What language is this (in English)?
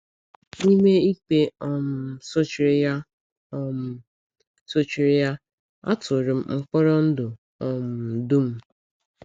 Igbo